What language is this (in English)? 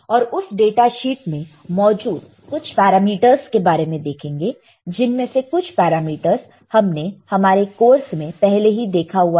Hindi